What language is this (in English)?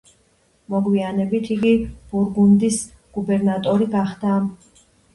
Georgian